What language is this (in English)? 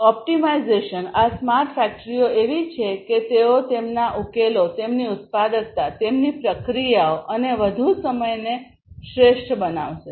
Gujarati